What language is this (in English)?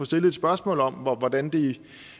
Danish